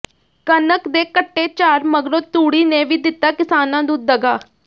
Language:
Punjabi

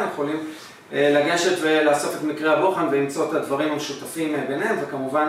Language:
Hebrew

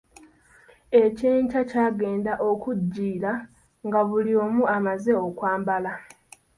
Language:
Ganda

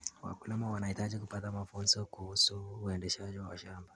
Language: Kalenjin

